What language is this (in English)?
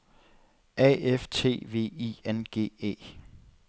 Danish